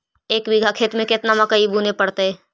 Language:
Magahi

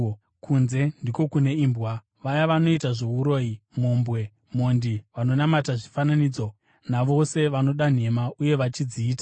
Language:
Shona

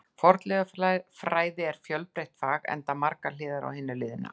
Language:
Icelandic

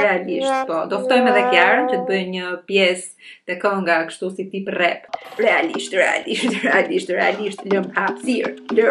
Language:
Romanian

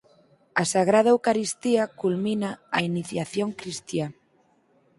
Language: Galician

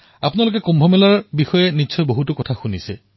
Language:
Assamese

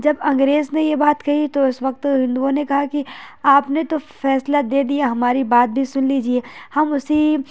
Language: Urdu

